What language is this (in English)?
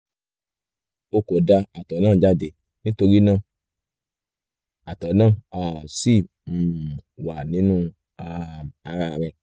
Yoruba